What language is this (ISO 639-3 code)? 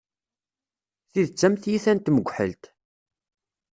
kab